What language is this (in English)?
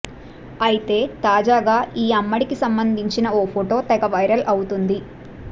Telugu